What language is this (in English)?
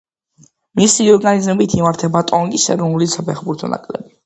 Georgian